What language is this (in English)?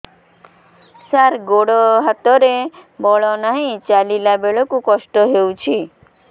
Odia